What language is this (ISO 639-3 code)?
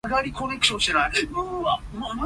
yue